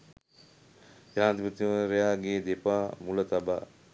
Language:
Sinhala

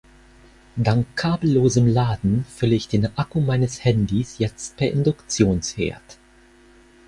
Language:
German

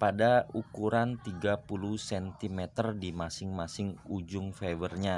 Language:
Indonesian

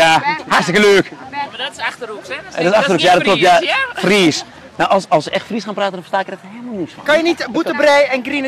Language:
Dutch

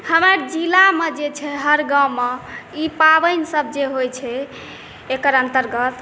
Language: Maithili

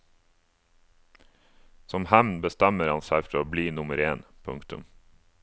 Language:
Norwegian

